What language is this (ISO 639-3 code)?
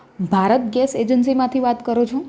guj